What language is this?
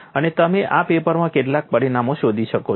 Gujarati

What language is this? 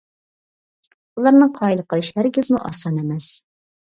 Uyghur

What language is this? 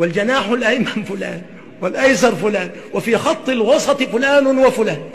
Arabic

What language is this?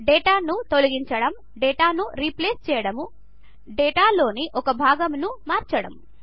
Telugu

